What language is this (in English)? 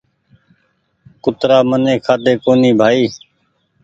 Goaria